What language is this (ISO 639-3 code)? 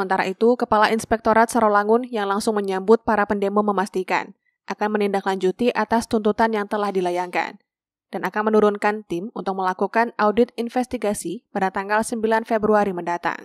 ind